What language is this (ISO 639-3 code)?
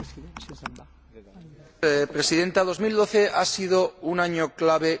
spa